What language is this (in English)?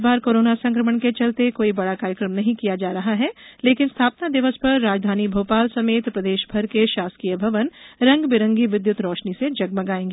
Hindi